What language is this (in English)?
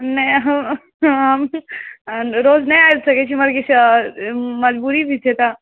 Maithili